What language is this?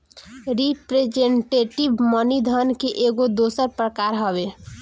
Bhojpuri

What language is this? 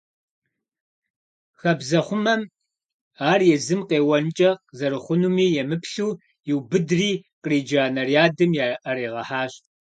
Kabardian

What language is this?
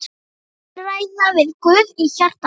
Icelandic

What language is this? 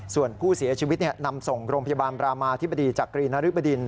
Thai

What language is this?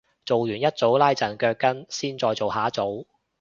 Cantonese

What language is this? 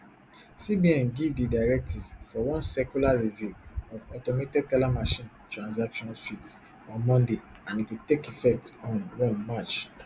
Nigerian Pidgin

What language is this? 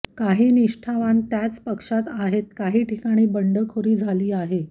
Marathi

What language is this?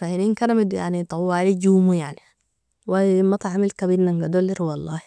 Nobiin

